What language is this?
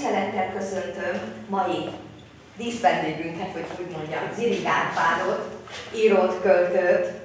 Hungarian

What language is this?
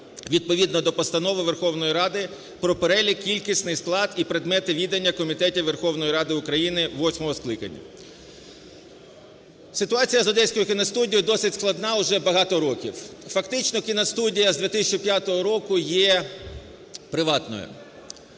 Ukrainian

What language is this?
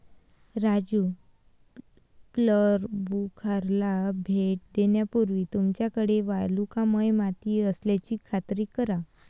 Marathi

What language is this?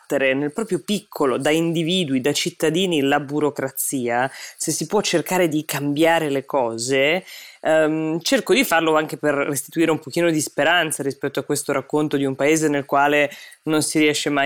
Italian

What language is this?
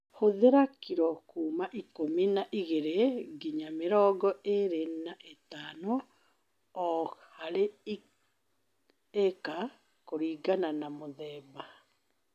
Kikuyu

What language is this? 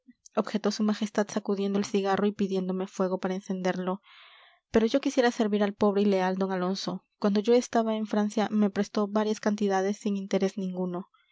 Spanish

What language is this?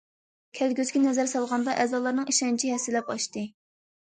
Uyghur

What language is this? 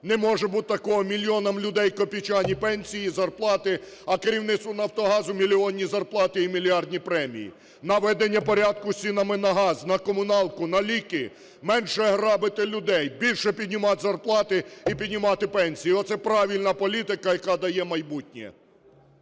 Ukrainian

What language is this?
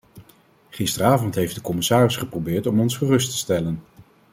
Dutch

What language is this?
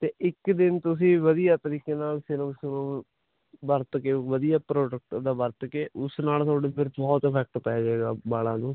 Punjabi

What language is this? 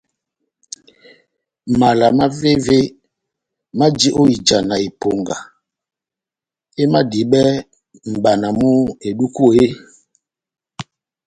Batanga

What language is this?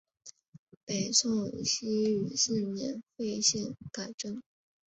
Chinese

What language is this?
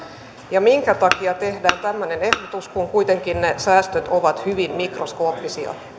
Finnish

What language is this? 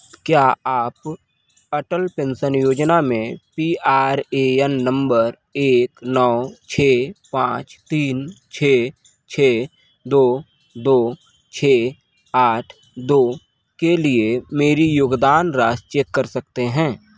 Hindi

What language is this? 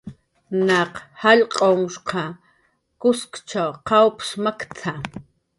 Jaqaru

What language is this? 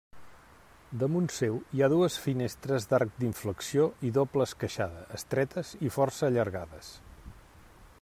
Catalan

